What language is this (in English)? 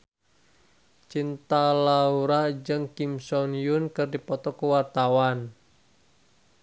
Sundanese